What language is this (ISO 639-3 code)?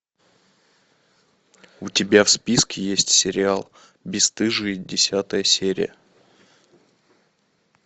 rus